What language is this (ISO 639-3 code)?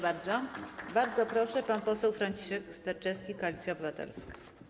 pol